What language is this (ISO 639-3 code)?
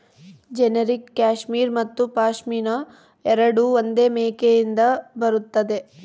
kan